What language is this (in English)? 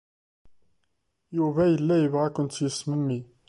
Kabyle